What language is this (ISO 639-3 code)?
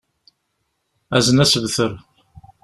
kab